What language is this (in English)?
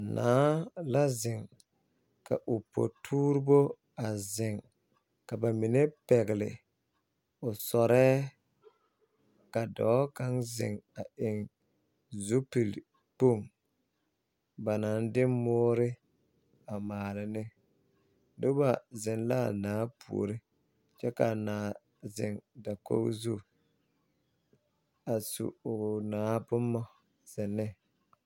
Southern Dagaare